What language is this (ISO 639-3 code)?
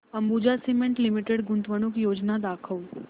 mar